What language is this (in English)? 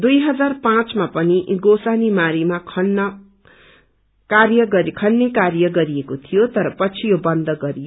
Nepali